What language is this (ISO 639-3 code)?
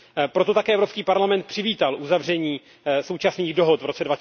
ces